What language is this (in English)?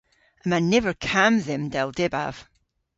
Cornish